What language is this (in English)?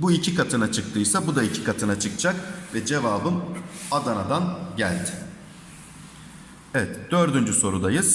Turkish